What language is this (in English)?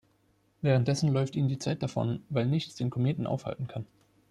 German